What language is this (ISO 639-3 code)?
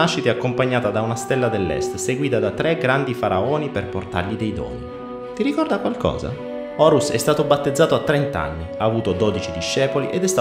ita